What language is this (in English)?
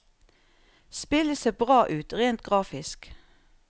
Norwegian